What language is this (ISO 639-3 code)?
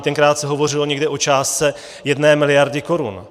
ces